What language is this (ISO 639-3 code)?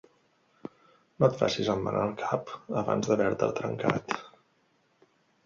cat